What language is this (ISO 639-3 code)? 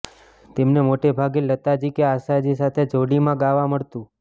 guj